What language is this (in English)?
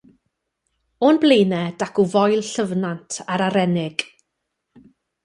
Welsh